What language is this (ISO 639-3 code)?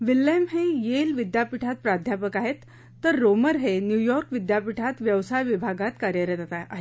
mar